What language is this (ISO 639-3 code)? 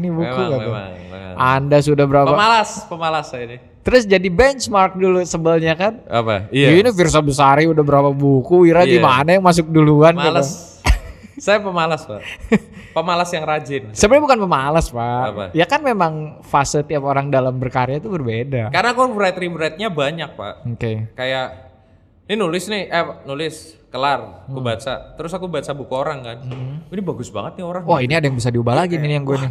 ind